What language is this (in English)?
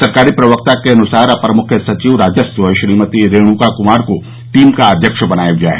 Hindi